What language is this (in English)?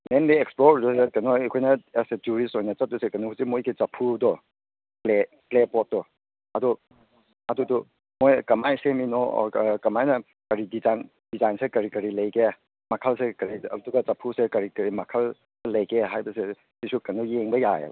Manipuri